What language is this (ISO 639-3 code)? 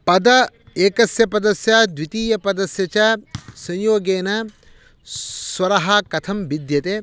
san